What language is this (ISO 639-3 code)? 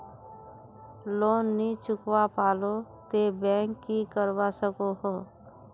mag